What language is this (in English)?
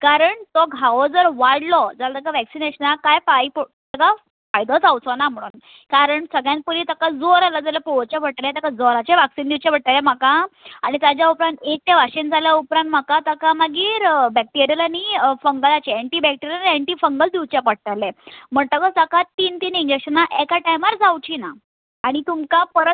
Konkani